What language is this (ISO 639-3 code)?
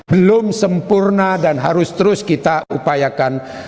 ind